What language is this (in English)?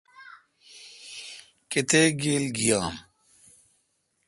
Kalkoti